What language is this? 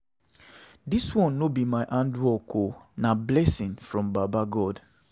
Nigerian Pidgin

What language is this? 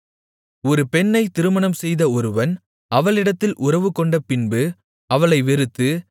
Tamil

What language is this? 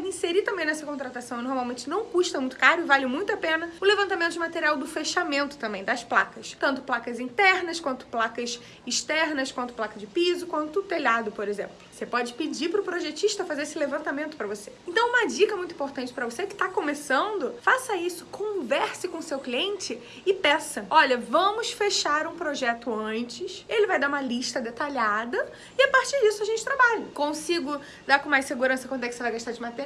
Portuguese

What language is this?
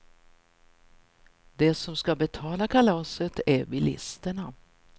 Swedish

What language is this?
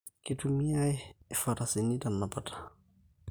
Masai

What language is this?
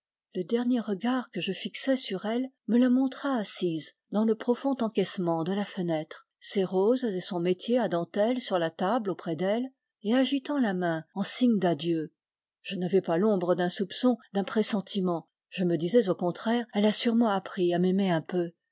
French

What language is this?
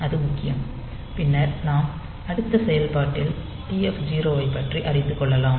Tamil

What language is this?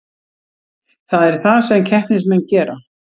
Icelandic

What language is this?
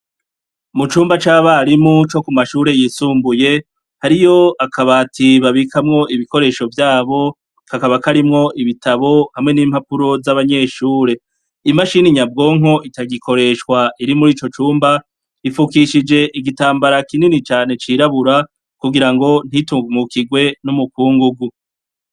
Rundi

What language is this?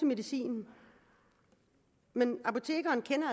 Danish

